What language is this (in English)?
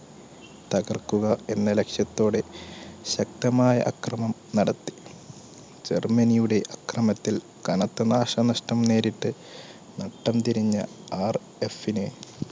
Malayalam